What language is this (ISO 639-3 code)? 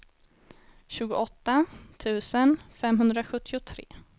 swe